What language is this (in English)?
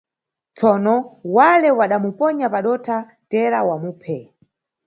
Nyungwe